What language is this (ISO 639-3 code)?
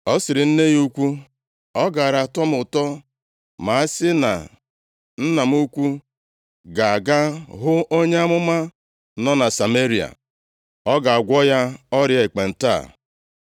ibo